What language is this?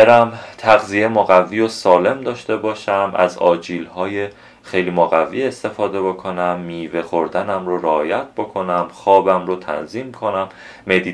Persian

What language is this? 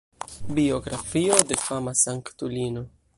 Esperanto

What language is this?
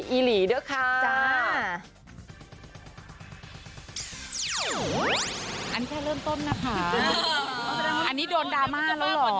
Thai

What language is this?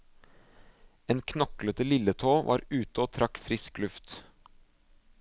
Norwegian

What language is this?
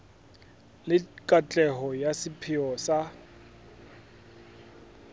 Southern Sotho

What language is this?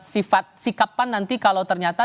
Indonesian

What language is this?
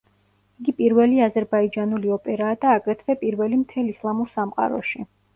Georgian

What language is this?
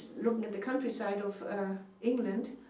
English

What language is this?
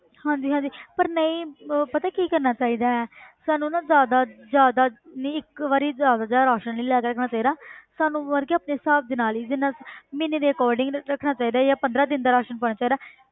Punjabi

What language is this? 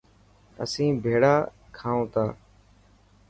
Dhatki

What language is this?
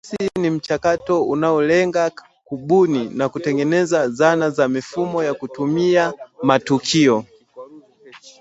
Swahili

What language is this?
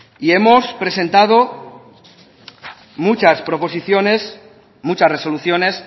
Spanish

